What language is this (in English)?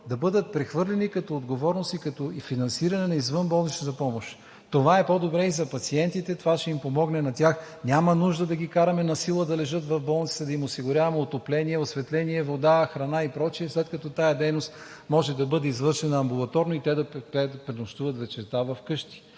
Bulgarian